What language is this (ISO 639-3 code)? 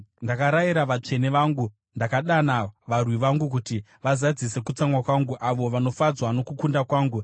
sna